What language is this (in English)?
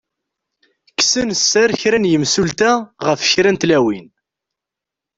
Kabyle